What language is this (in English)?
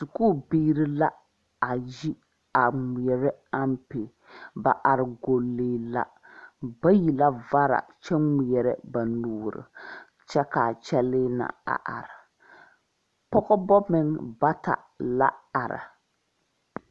Southern Dagaare